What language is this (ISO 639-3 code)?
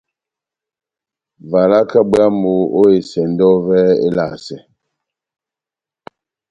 bnm